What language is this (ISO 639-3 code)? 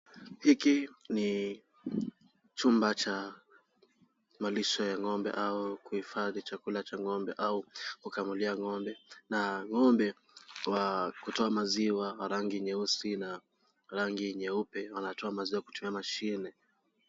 swa